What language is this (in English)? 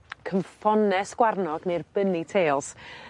Welsh